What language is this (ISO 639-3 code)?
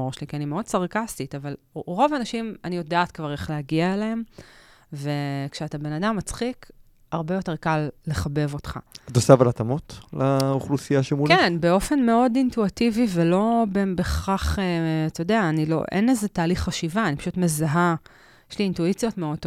heb